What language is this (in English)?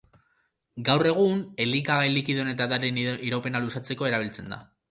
Basque